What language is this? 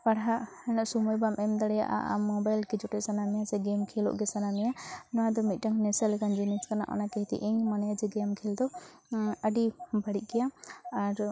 Santali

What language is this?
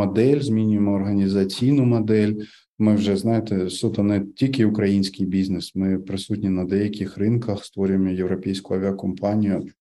Ukrainian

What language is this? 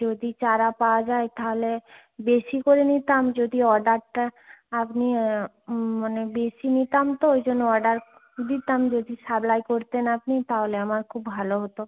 Bangla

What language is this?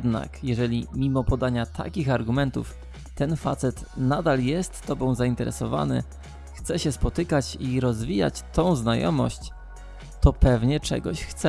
Polish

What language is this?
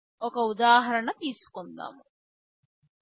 Telugu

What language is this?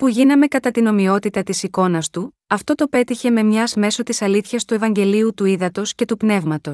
Greek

